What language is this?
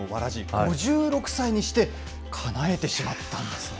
Japanese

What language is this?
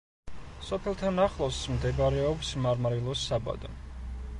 Georgian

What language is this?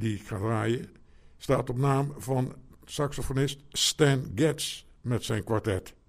Dutch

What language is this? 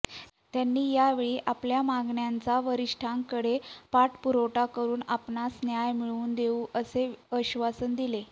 Marathi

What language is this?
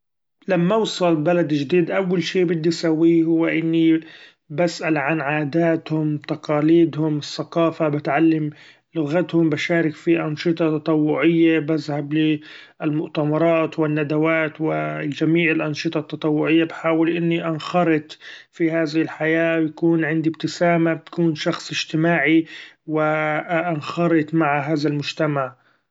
Gulf Arabic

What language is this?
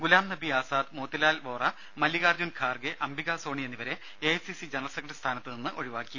Malayalam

